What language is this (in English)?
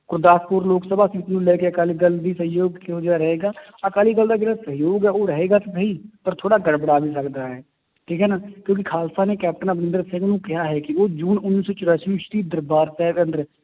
Punjabi